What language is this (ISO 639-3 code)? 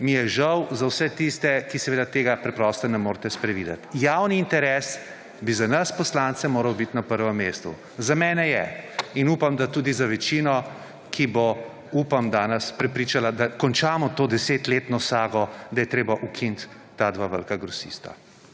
slv